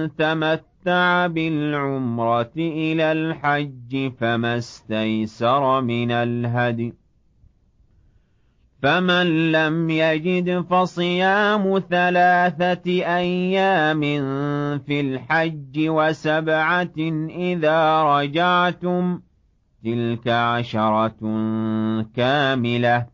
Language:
Arabic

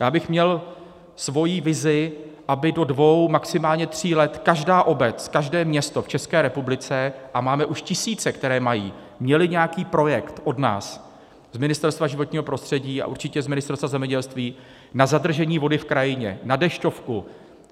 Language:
Czech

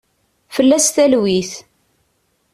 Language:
Kabyle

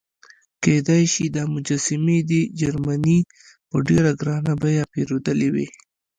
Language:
Pashto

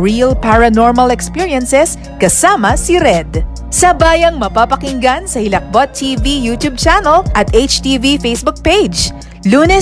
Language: Filipino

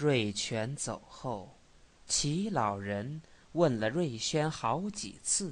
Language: Chinese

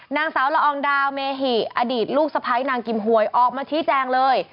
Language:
Thai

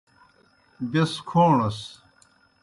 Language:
Kohistani Shina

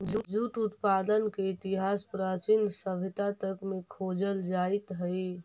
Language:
Magahi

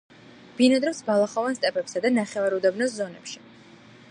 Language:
Georgian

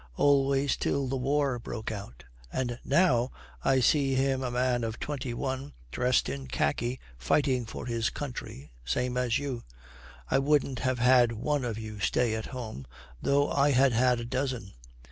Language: English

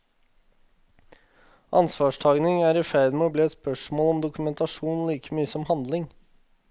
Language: Norwegian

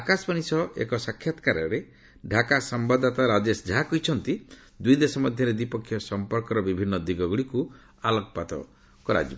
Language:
Odia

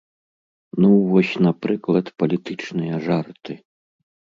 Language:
Belarusian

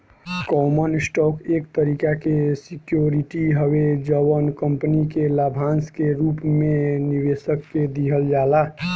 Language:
Bhojpuri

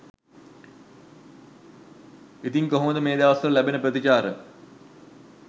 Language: Sinhala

